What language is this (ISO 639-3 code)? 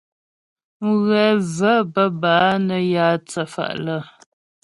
bbj